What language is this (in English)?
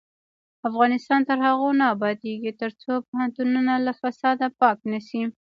Pashto